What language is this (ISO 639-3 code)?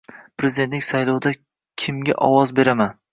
uzb